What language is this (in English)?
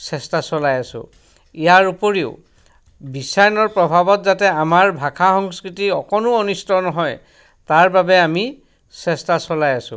Assamese